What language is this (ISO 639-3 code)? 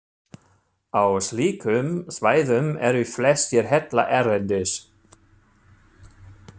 isl